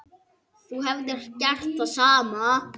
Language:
Icelandic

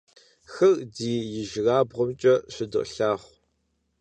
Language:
Kabardian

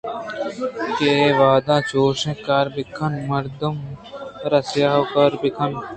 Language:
Eastern Balochi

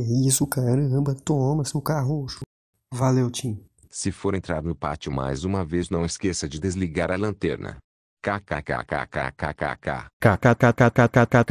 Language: Portuguese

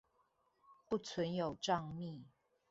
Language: Chinese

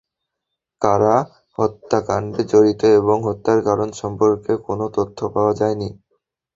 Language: Bangla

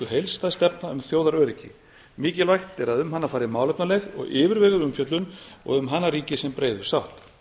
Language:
Icelandic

